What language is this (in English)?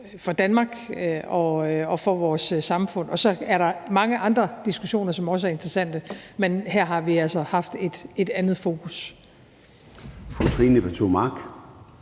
Danish